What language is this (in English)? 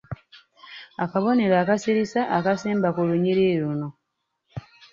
Ganda